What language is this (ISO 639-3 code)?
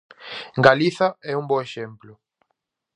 glg